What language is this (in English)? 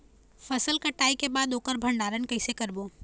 Chhattisgarhi